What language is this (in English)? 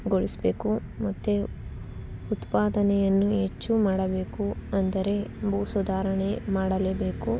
Kannada